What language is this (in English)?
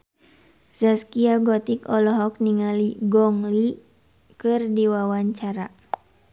Sundanese